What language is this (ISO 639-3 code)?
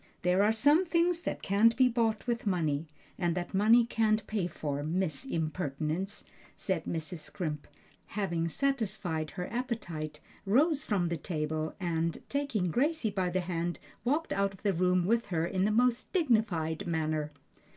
eng